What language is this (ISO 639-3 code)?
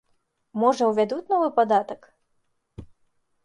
bel